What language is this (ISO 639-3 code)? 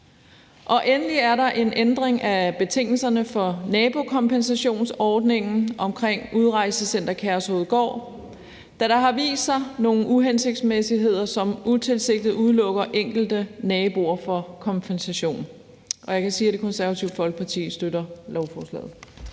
dan